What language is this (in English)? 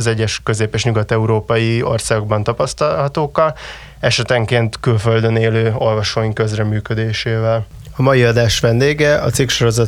Hungarian